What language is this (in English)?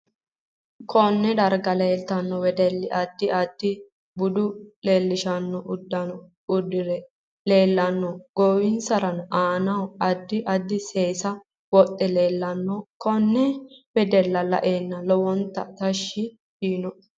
Sidamo